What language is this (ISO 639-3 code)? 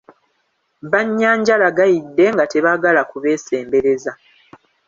lug